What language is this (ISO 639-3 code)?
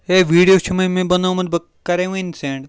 kas